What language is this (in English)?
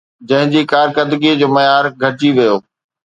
Sindhi